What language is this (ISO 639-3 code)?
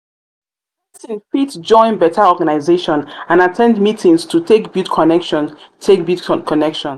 pcm